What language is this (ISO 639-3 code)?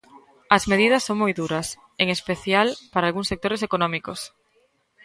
glg